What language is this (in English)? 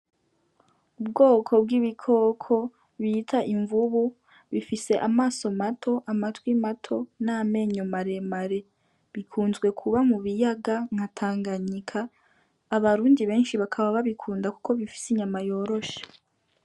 Rundi